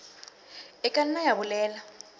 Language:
Southern Sotho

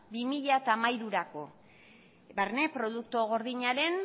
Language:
Basque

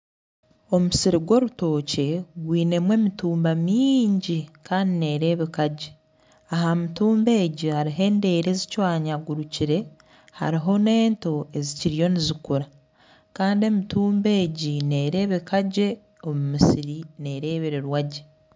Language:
Nyankole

